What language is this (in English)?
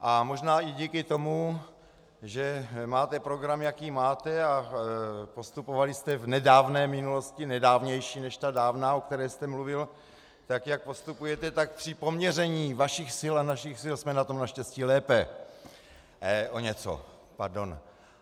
Czech